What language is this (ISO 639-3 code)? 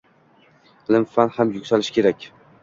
uzb